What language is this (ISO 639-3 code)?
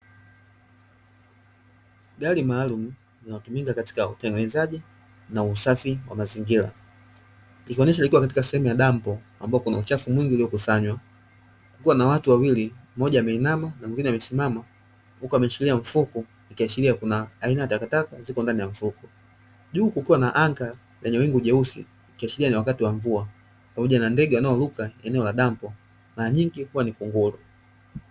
swa